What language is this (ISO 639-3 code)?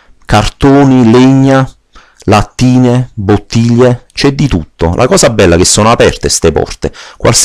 ita